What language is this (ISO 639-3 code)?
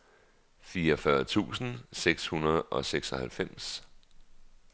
dan